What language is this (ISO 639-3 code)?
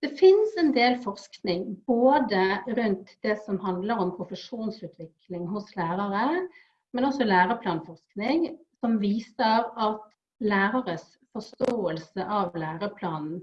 nor